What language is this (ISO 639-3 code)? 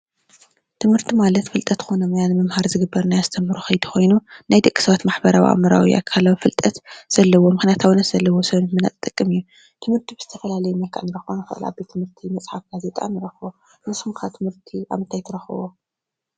tir